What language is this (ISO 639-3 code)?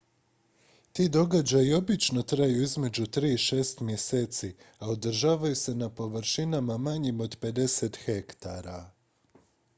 hrv